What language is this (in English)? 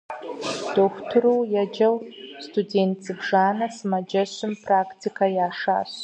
Kabardian